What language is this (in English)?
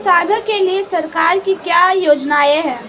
Hindi